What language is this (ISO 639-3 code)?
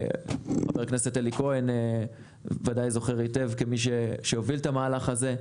heb